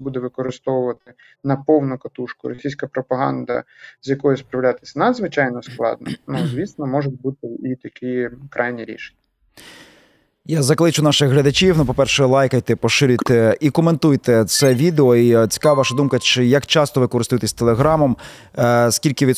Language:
Ukrainian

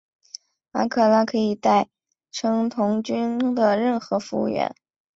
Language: Chinese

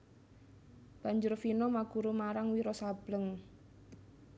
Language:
Javanese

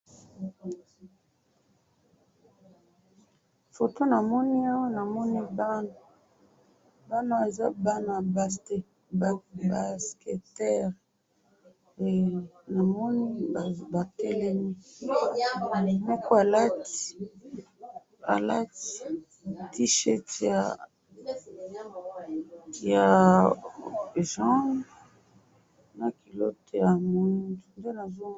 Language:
Lingala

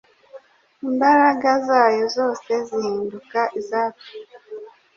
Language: Kinyarwanda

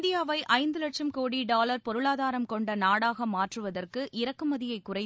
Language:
Tamil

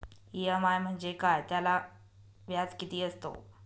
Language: Marathi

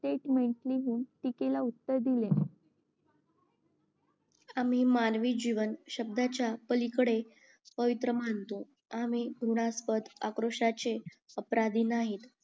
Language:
Marathi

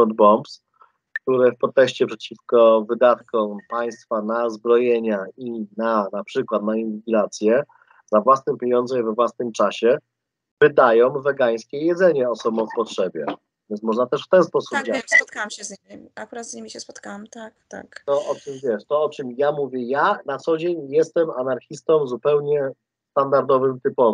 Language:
Polish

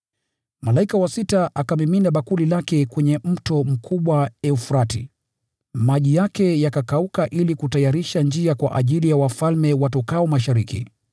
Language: Swahili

